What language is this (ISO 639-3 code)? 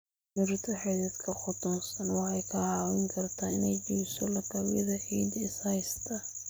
som